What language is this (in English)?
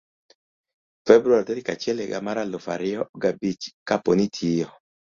Luo (Kenya and Tanzania)